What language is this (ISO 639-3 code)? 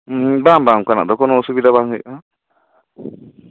sat